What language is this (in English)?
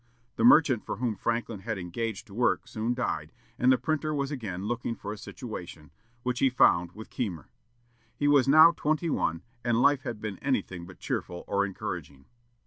English